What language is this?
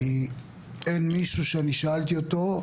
Hebrew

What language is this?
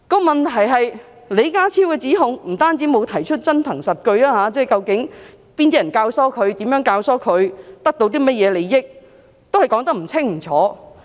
Cantonese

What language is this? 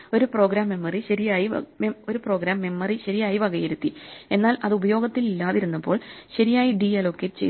Malayalam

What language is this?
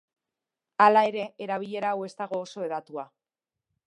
Basque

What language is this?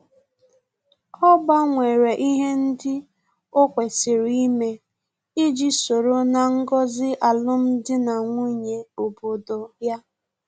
Igbo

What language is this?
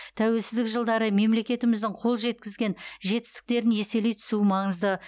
Kazakh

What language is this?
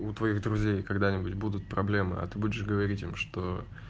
Russian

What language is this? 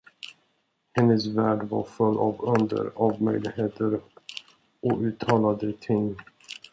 Swedish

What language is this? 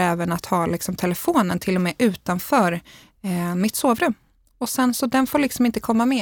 Swedish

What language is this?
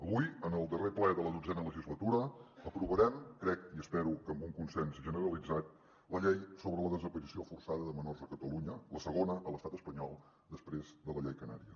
Catalan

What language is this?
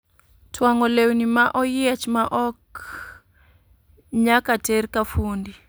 Luo (Kenya and Tanzania)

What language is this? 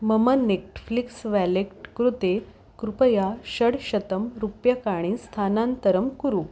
Sanskrit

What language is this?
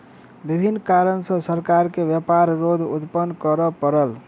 Maithili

